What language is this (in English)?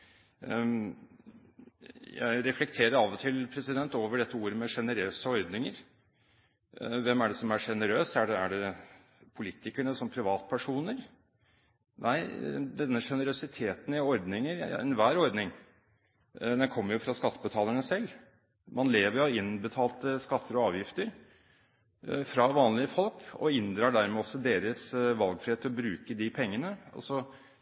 Norwegian Bokmål